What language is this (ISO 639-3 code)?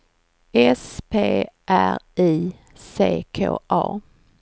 swe